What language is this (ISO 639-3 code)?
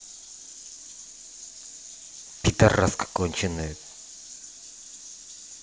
rus